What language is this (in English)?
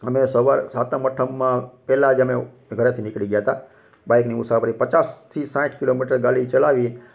Gujarati